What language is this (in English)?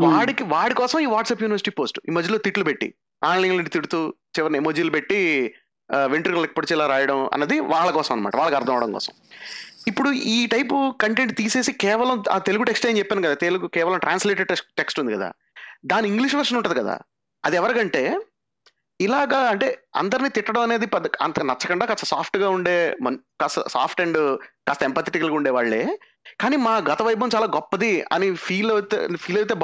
Telugu